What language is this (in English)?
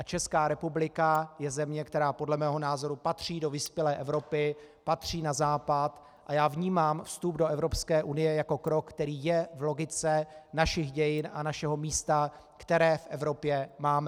Czech